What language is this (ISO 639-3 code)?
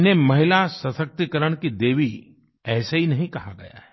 hin